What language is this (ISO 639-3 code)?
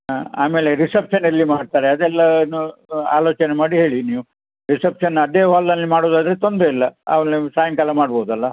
kan